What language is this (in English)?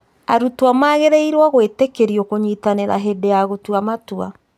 Kikuyu